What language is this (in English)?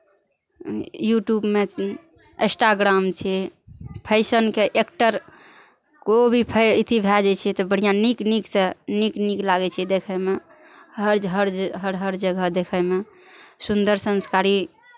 Maithili